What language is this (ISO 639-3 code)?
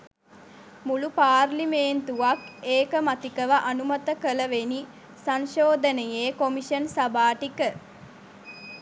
sin